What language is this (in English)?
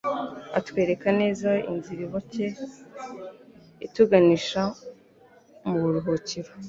Kinyarwanda